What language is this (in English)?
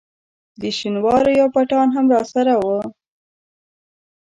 Pashto